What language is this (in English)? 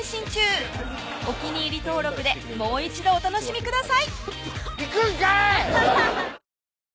Japanese